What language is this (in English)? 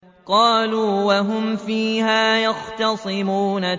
Arabic